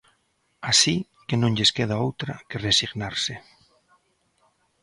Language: Galician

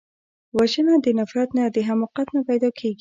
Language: Pashto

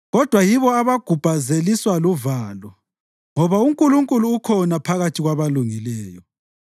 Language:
North Ndebele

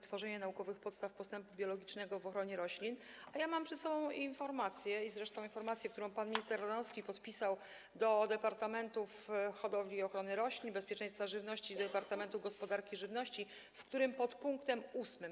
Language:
Polish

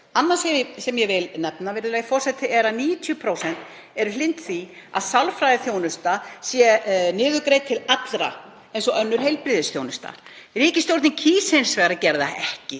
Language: Icelandic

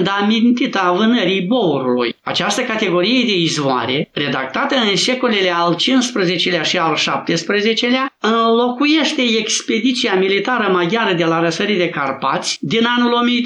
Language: Romanian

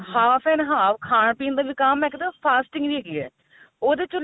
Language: Punjabi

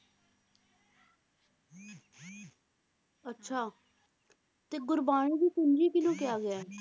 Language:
Punjabi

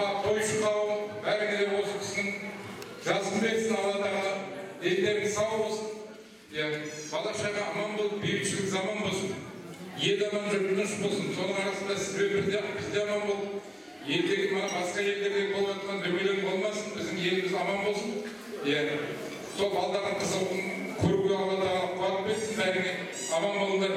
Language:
Turkish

